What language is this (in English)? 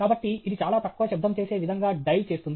Telugu